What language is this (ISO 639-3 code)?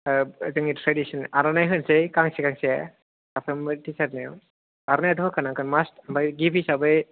brx